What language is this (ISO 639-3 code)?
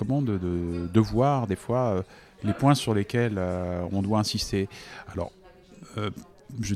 fra